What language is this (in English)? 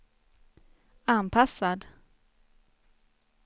Swedish